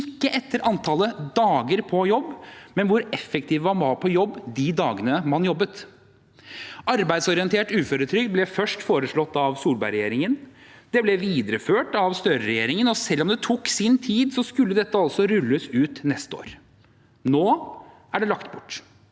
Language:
Norwegian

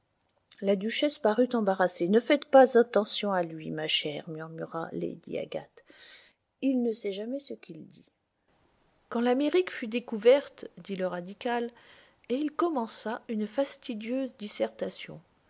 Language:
French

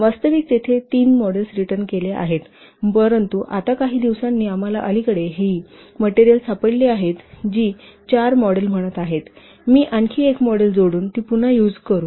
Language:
Marathi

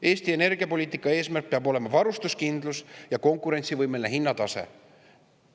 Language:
Estonian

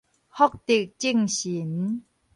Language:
Min Nan Chinese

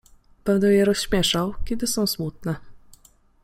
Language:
Polish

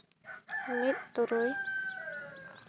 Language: Santali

